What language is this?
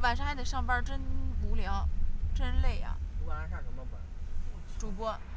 Chinese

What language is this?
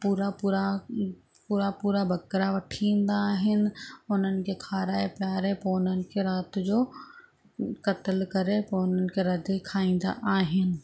Sindhi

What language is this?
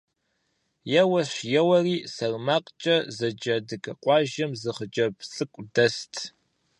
Kabardian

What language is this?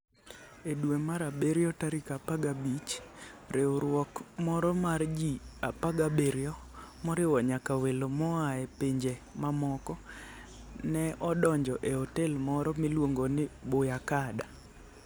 Luo (Kenya and Tanzania)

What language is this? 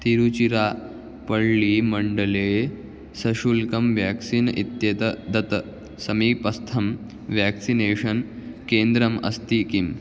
Sanskrit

